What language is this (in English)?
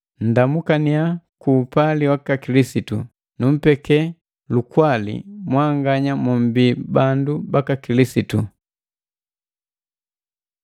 Matengo